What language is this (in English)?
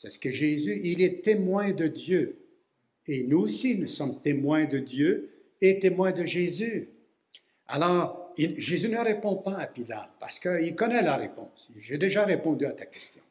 French